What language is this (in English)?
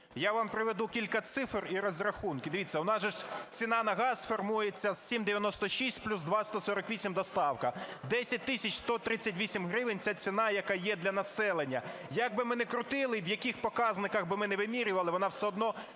Ukrainian